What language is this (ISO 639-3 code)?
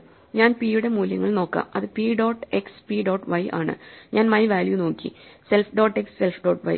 mal